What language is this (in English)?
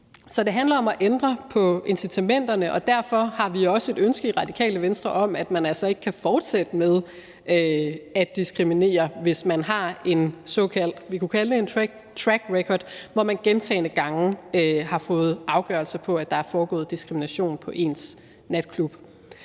Danish